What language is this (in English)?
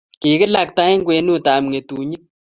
Kalenjin